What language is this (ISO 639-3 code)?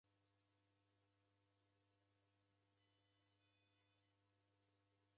dav